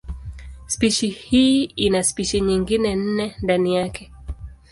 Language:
Swahili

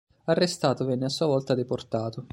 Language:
Italian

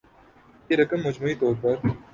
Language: Urdu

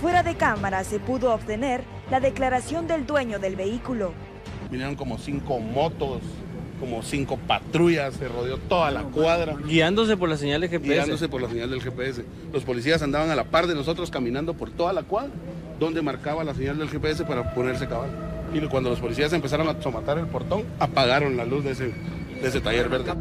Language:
Spanish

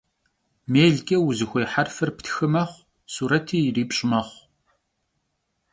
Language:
Kabardian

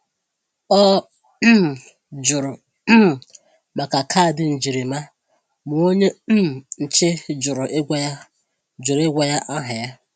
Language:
Igbo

